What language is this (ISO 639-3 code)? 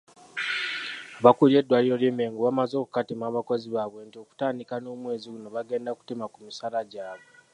lug